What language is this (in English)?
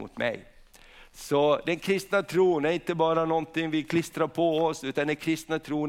Swedish